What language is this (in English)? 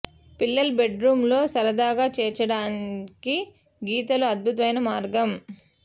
Telugu